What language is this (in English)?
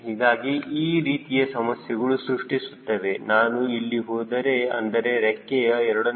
Kannada